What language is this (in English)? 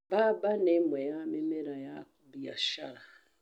Kikuyu